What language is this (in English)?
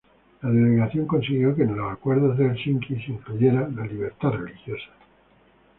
Spanish